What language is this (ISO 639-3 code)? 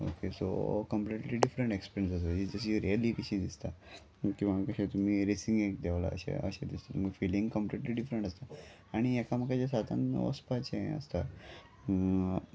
kok